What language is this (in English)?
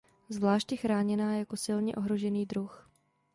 Czech